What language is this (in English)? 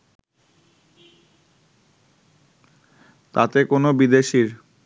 Bangla